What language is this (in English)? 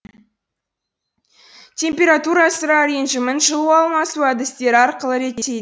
Kazakh